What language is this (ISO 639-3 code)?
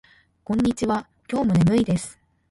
jpn